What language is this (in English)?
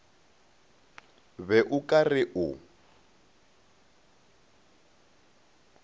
Northern Sotho